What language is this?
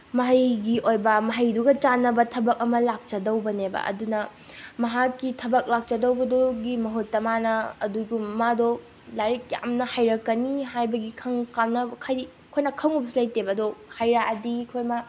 Manipuri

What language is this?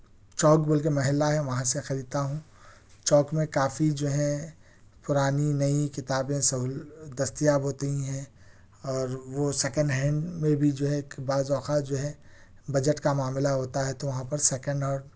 Urdu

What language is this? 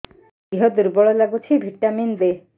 Odia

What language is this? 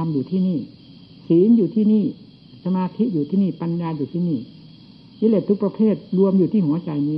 Thai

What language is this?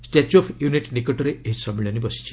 Odia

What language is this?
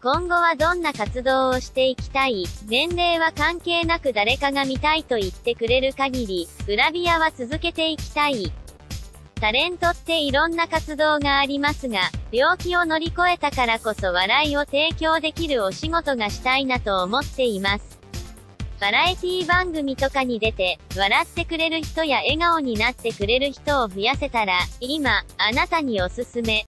Japanese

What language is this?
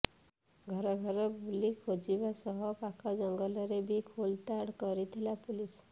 Odia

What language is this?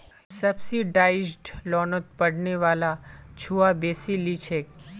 Magahi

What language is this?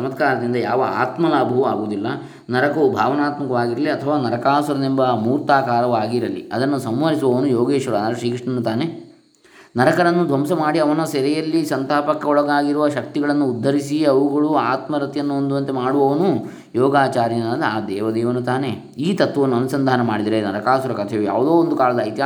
Kannada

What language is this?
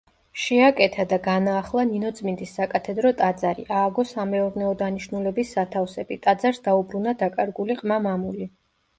Georgian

